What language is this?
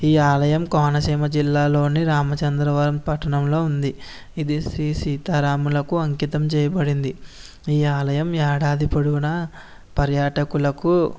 Telugu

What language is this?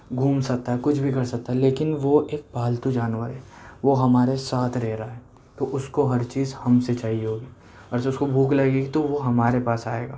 Urdu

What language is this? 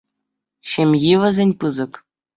Chuvash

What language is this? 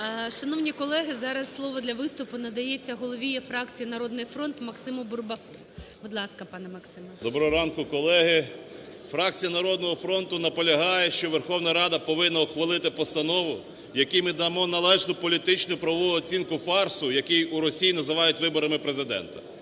Ukrainian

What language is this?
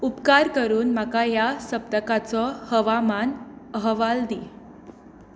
Konkani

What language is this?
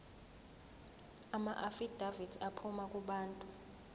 Zulu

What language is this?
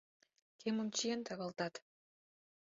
Mari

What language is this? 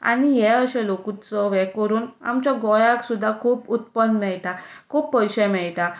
Konkani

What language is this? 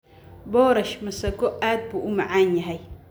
Somali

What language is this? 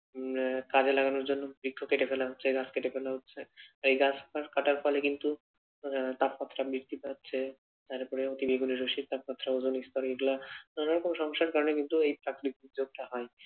Bangla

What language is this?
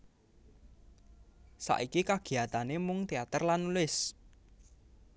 Javanese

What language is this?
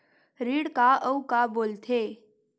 Chhattisgarhi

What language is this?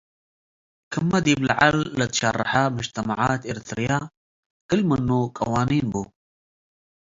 Tigre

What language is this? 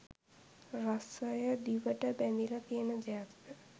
Sinhala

